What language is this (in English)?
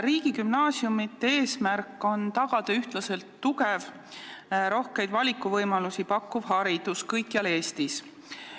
Estonian